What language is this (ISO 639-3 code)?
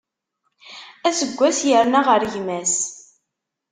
kab